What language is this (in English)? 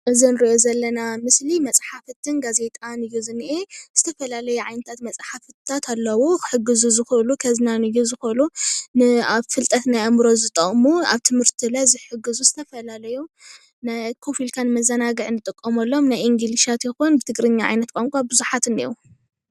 Tigrinya